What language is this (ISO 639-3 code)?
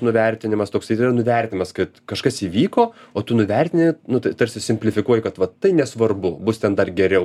lit